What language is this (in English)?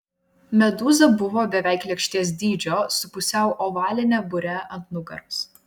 Lithuanian